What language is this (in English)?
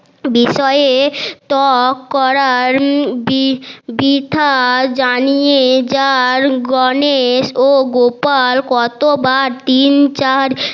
Bangla